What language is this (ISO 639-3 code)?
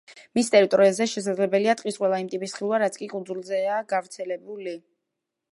kat